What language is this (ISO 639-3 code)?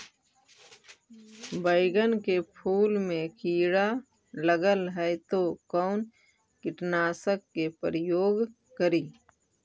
mag